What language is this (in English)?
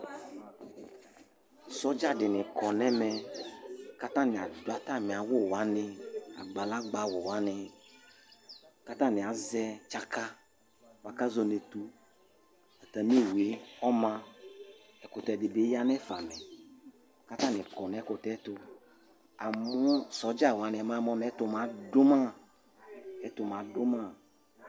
Ikposo